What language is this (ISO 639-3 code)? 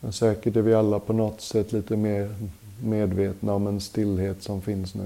swe